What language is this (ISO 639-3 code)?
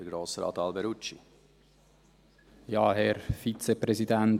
gsw